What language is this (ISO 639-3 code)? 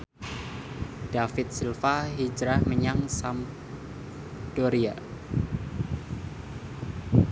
jav